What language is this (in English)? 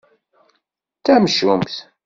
Kabyle